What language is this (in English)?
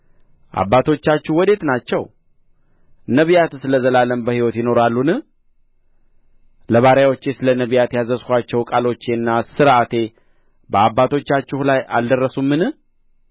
Amharic